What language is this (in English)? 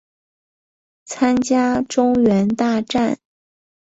Chinese